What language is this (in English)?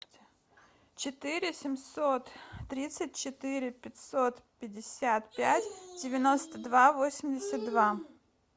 Russian